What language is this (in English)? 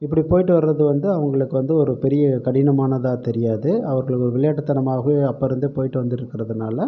Tamil